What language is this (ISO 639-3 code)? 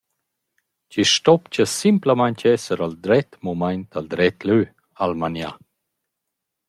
roh